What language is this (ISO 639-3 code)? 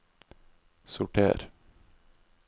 nor